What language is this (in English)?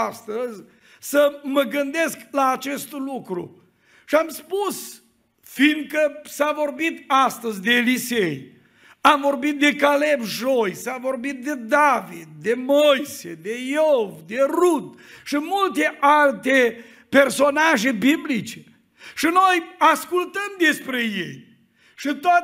Romanian